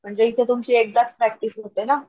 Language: Marathi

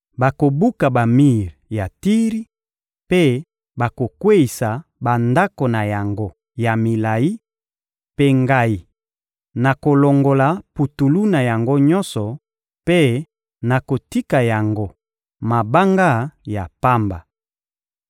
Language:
Lingala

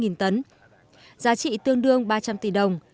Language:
Vietnamese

